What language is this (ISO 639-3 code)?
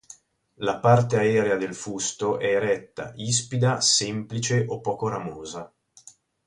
ita